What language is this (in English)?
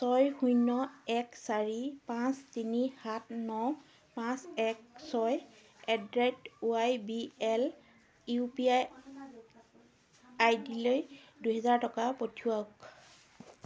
Assamese